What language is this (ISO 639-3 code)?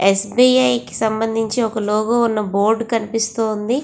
tel